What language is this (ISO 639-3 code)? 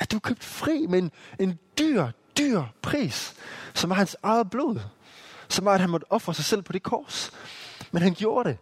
dan